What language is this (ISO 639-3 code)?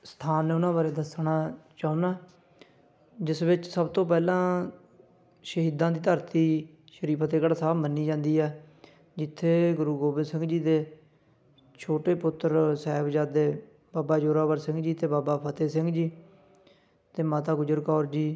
pan